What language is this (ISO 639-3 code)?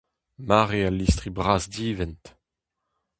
bre